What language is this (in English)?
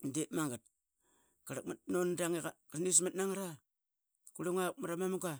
Qaqet